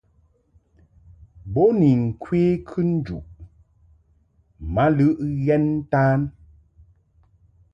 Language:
Mungaka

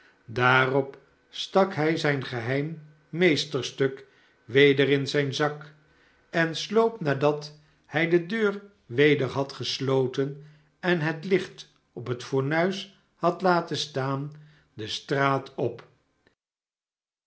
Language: Dutch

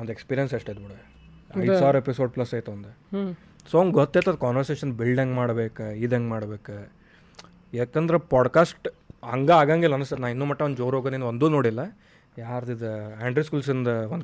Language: Kannada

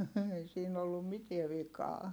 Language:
Finnish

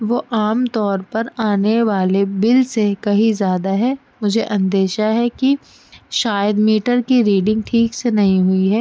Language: Urdu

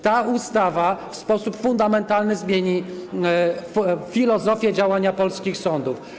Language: Polish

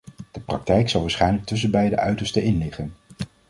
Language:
Dutch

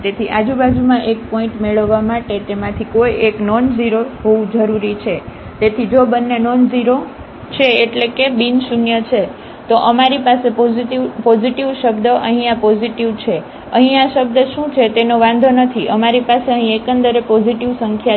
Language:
Gujarati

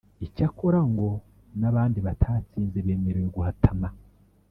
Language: Kinyarwanda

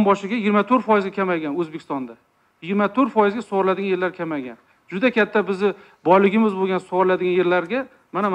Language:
Turkish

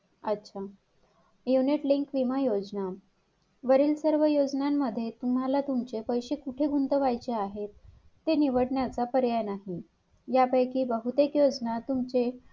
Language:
Marathi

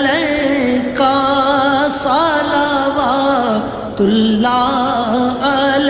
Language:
Urdu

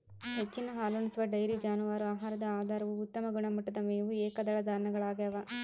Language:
Kannada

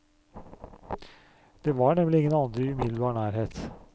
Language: Norwegian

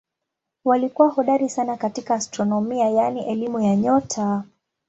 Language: Swahili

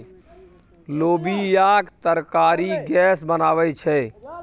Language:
Maithili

